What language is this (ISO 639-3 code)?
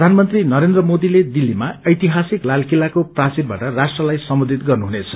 nep